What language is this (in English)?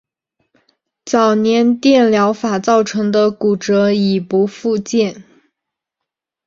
Chinese